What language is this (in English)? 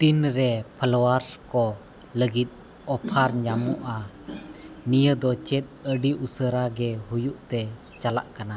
Santali